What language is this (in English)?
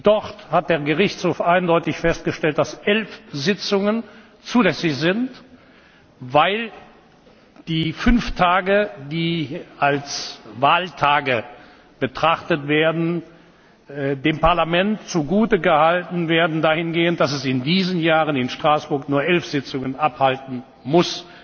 German